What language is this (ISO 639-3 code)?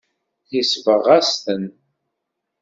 kab